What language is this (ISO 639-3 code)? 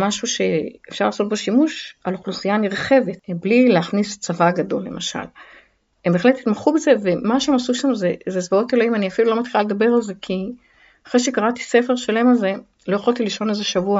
heb